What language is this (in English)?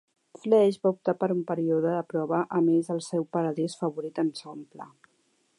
Catalan